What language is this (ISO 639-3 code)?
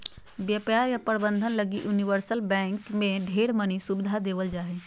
mag